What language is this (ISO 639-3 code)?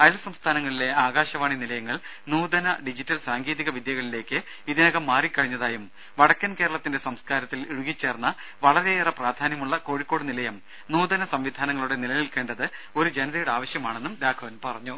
mal